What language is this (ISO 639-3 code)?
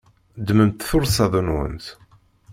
kab